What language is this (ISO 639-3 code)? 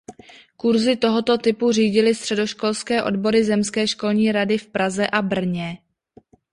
ces